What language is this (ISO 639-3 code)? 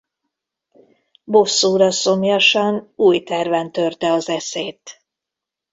hun